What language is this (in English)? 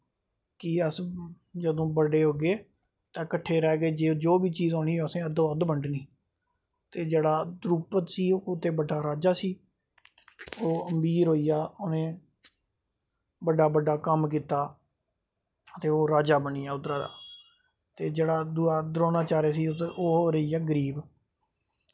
Dogri